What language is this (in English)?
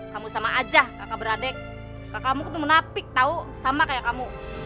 Indonesian